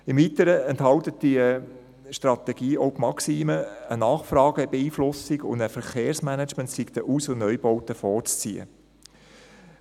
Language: Swiss German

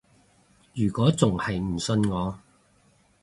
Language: Cantonese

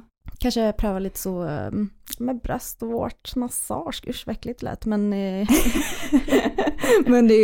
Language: Swedish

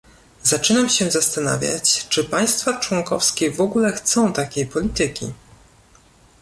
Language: Polish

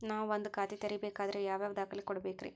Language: Kannada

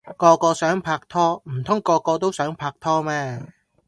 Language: Cantonese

